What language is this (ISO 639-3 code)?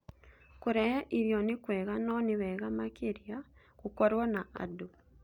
kik